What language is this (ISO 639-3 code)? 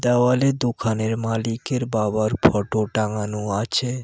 ben